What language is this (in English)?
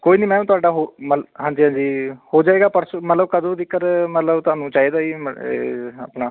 Punjabi